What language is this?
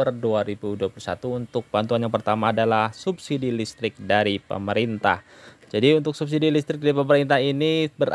Indonesian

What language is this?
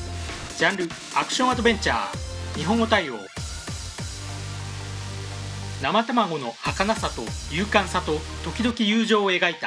Japanese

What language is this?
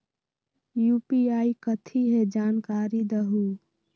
Magahi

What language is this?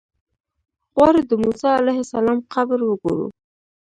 Pashto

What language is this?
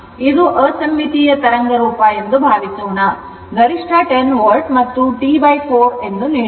Kannada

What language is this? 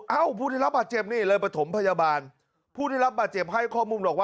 Thai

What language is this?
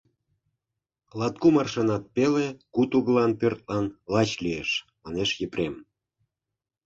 Mari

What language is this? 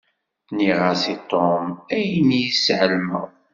Kabyle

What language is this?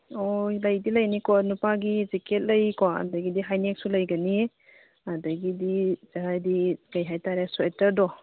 Manipuri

